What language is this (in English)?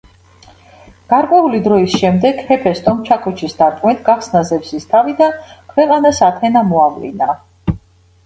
Georgian